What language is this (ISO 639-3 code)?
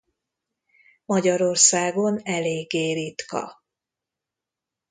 hun